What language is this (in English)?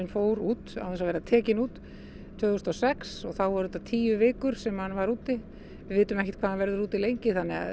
Icelandic